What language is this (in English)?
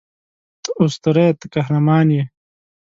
Pashto